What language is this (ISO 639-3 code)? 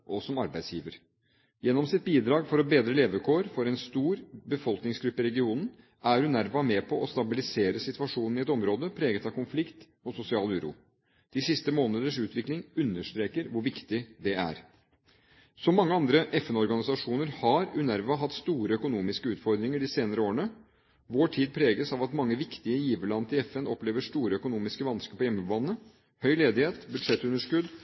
nob